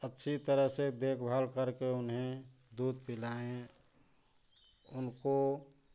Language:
Hindi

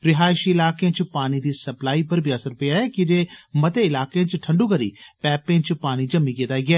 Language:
Dogri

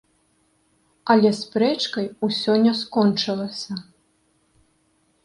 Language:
Belarusian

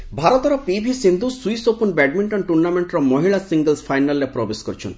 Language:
Odia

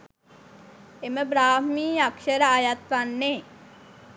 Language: Sinhala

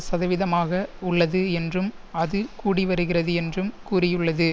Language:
Tamil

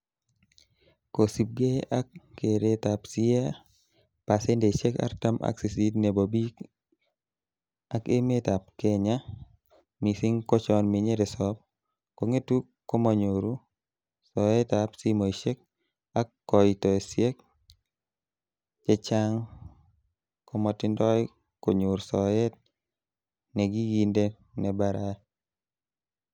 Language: Kalenjin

